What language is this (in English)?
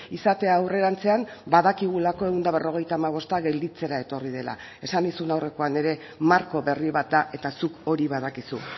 Basque